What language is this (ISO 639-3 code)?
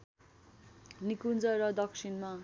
nep